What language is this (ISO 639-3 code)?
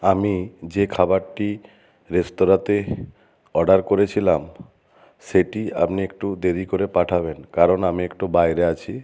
ben